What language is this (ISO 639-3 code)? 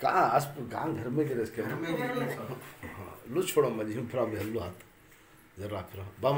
ara